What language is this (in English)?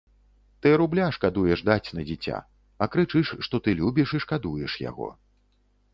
Belarusian